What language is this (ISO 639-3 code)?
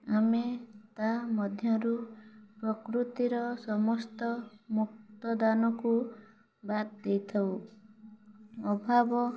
ori